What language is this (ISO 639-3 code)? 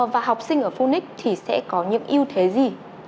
vie